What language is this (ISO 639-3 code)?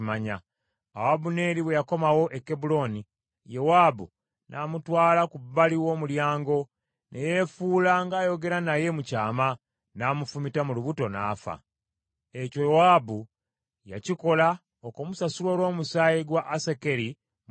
lug